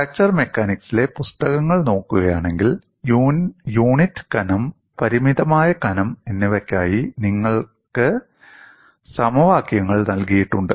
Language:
Malayalam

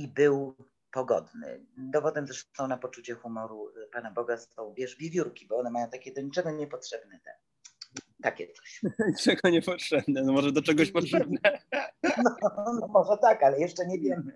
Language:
Polish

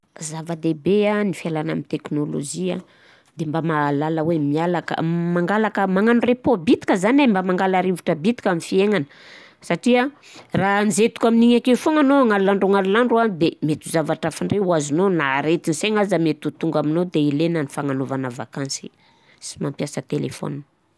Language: Southern Betsimisaraka Malagasy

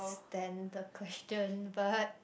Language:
English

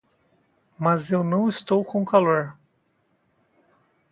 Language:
Portuguese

